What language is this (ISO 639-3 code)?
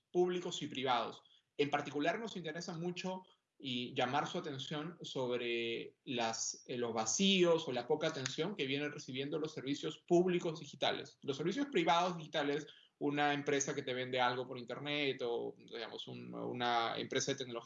spa